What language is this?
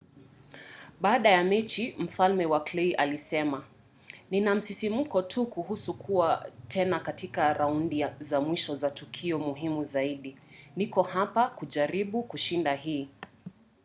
Swahili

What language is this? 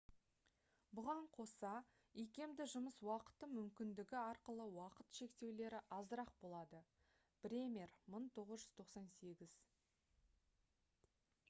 Kazakh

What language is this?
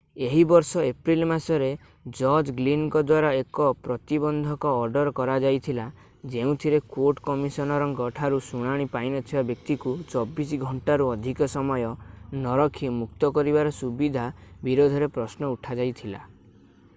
Odia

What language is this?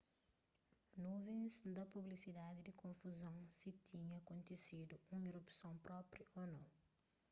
Kabuverdianu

